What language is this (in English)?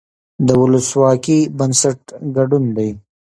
Pashto